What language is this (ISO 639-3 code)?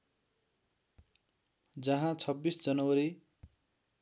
nep